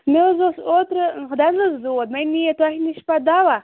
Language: Kashmiri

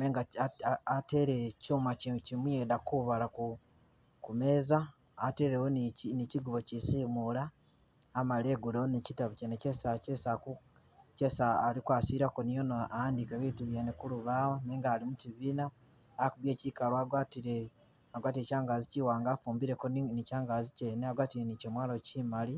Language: Masaaba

